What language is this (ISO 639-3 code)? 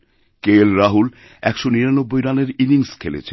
ben